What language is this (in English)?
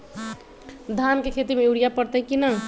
Magahi